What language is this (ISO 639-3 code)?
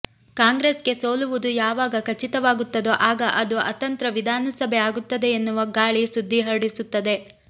kan